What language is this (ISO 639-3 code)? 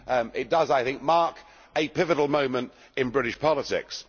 eng